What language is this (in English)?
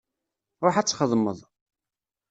Kabyle